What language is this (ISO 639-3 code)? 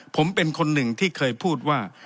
tha